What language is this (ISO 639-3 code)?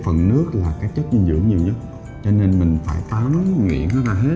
vie